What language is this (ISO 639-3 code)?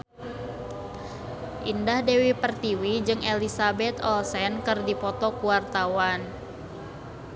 sun